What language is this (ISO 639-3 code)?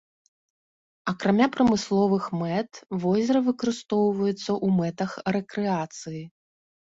bel